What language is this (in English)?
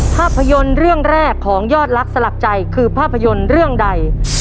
Thai